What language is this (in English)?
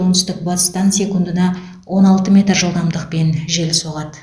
Kazakh